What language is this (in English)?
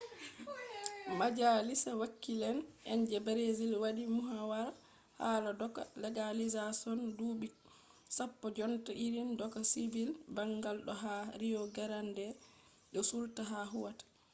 Fula